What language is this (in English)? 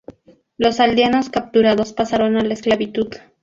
Spanish